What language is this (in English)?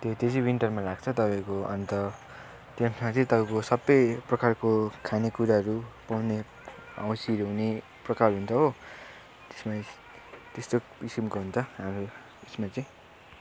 Nepali